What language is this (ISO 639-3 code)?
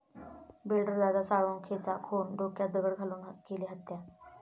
mar